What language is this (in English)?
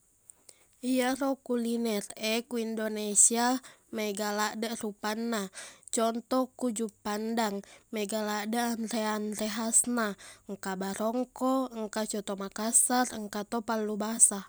Buginese